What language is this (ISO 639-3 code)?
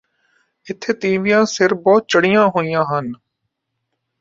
pan